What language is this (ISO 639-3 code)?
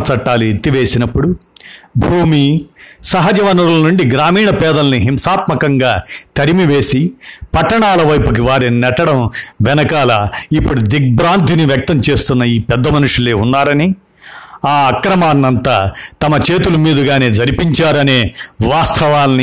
tel